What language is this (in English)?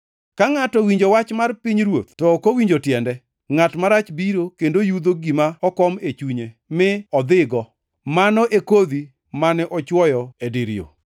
Luo (Kenya and Tanzania)